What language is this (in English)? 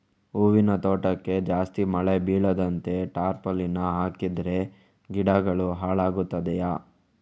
Kannada